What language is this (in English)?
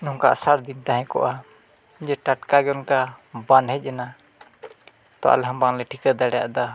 Santali